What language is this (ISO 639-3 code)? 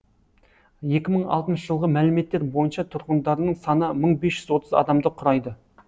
kaz